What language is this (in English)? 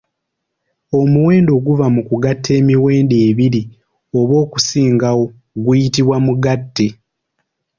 Ganda